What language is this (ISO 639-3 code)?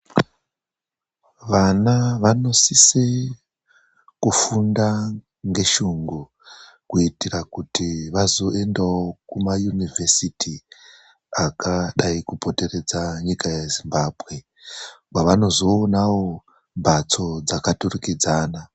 ndc